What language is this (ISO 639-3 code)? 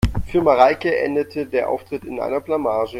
deu